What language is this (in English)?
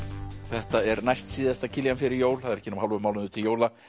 Icelandic